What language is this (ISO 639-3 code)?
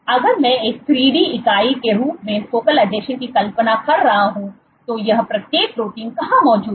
hin